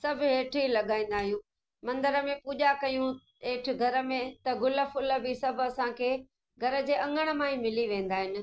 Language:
Sindhi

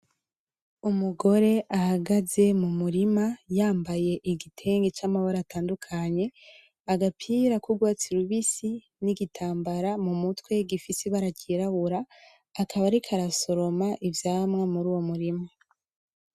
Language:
Rundi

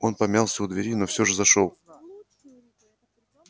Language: Russian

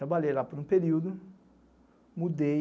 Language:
Portuguese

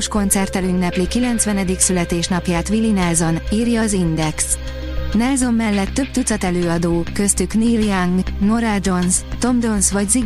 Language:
Hungarian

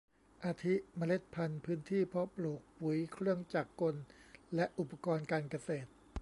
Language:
Thai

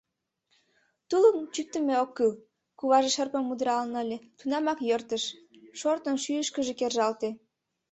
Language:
Mari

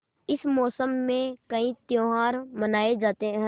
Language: Hindi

